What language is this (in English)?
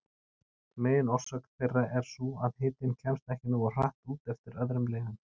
Icelandic